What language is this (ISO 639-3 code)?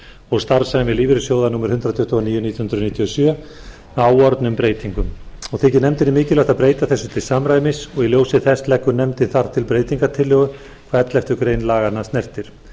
isl